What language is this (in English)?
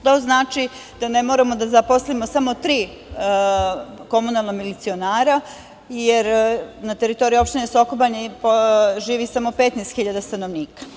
Serbian